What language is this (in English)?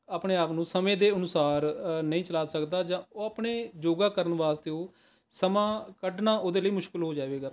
Punjabi